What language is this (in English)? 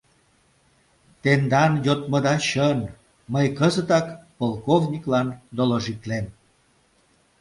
Mari